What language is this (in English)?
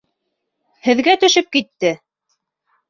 Bashkir